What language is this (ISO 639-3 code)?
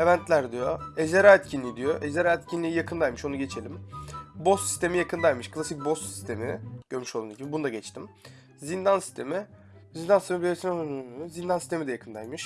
tur